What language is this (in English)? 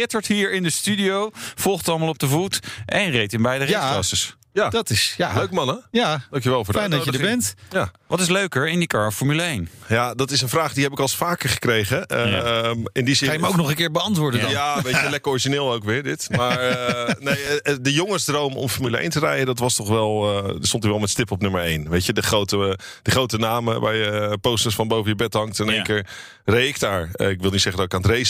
Dutch